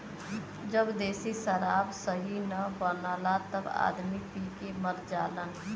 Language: Bhojpuri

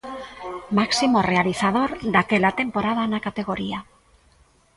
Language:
Galician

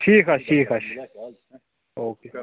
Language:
Kashmiri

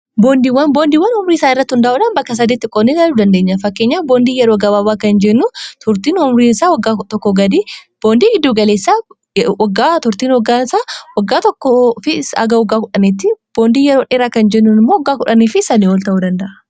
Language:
Oromo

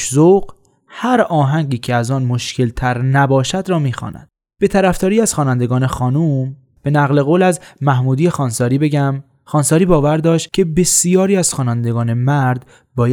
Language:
Persian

